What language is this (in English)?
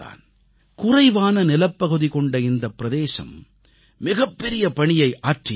Tamil